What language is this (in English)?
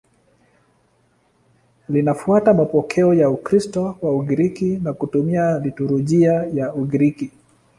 Swahili